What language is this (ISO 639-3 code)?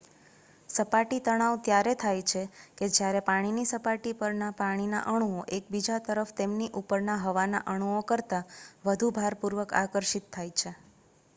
guj